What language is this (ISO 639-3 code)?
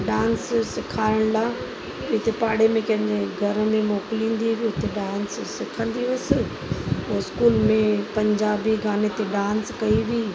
snd